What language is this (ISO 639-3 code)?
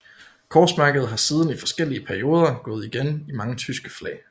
dan